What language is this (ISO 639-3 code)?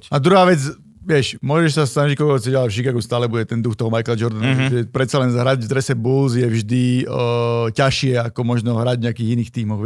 slk